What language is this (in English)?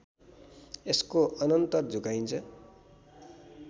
Nepali